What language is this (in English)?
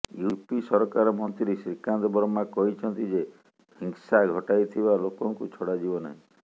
Odia